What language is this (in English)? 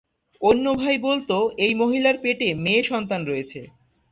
Bangla